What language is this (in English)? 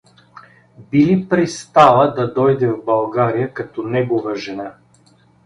Bulgarian